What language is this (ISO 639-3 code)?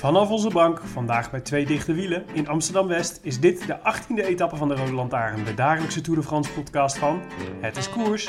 nld